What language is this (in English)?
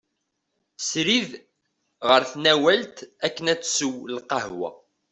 Kabyle